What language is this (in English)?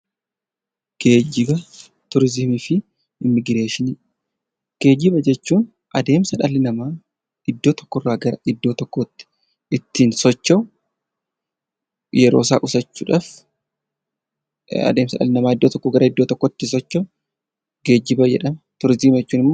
Oromo